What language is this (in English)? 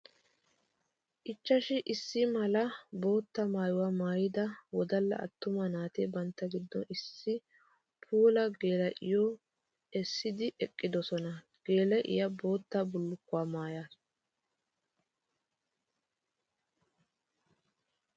Wolaytta